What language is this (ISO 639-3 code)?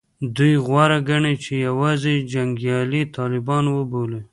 pus